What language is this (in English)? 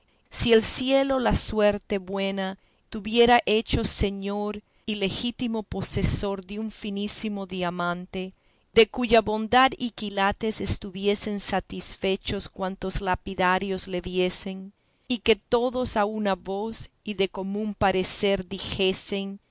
Spanish